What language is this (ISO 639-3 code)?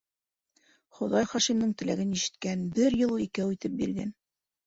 bak